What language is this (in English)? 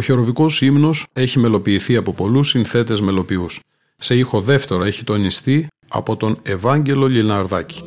Greek